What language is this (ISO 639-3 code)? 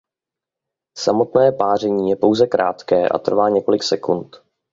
ces